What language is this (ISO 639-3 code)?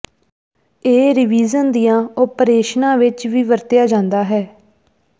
pan